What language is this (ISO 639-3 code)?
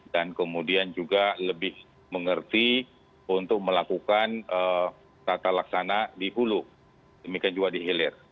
ind